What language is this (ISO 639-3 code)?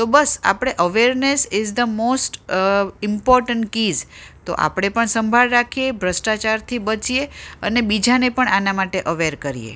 guj